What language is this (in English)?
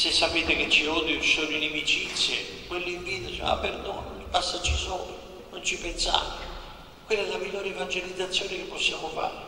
Italian